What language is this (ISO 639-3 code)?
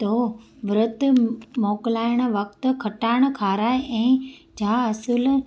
snd